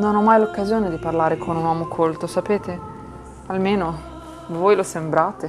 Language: Italian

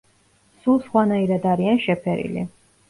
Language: Georgian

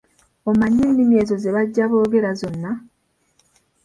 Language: Ganda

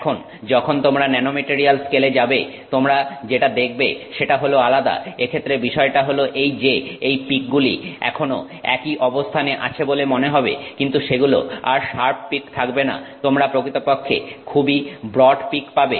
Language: Bangla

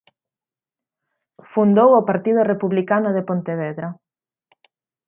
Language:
Galician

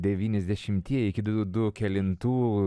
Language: Lithuanian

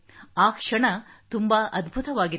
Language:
Kannada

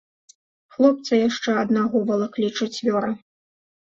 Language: Belarusian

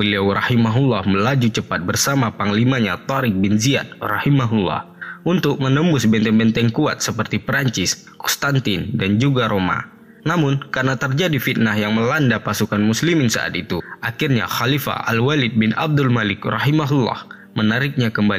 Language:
Indonesian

